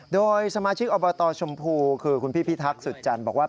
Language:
Thai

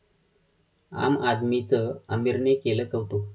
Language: Marathi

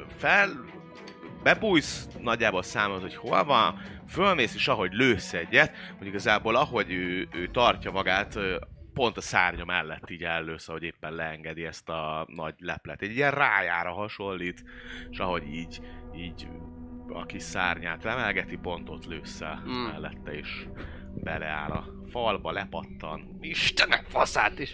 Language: Hungarian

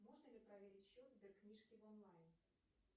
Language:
Russian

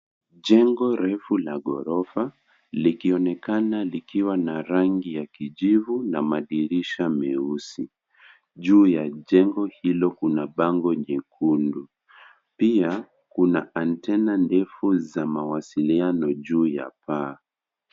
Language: Swahili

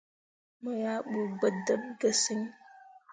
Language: Mundang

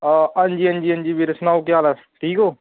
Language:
Dogri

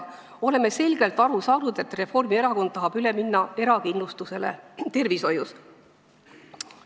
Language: Estonian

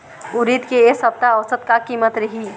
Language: Chhattisgarhi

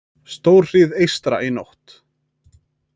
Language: Icelandic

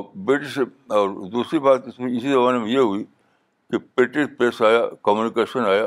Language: Urdu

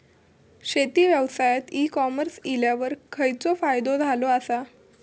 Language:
Marathi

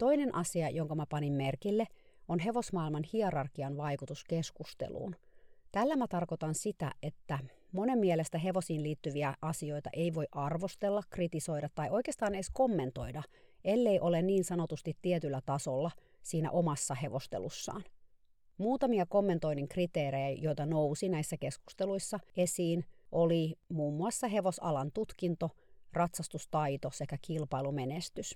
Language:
Finnish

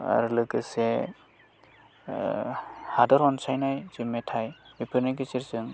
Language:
Bodo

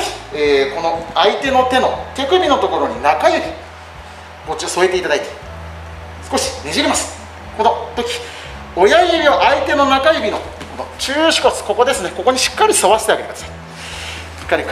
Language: Japanese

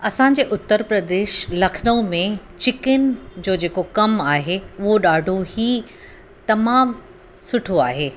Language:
Sindhi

